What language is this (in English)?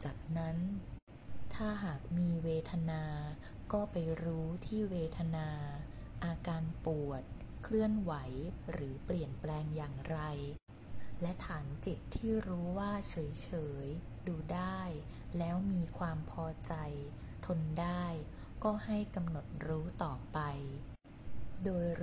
Thai